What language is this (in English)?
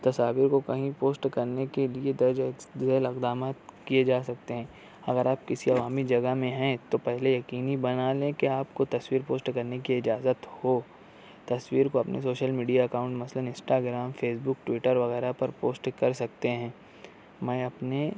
Urdu